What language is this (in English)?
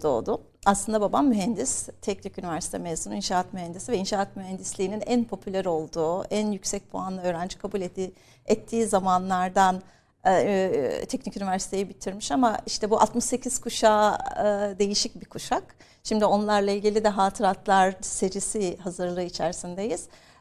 Turkish